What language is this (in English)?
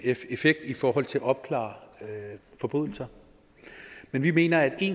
Danish